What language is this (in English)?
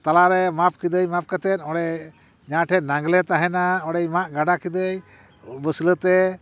Santali